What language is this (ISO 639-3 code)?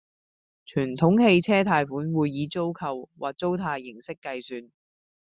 yue